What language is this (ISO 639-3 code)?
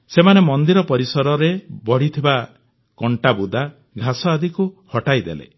ori